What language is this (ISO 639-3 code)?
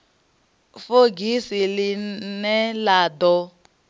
ven